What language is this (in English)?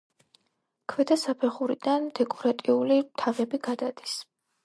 Georgian